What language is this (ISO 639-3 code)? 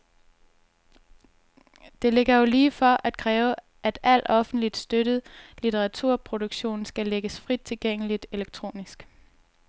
dan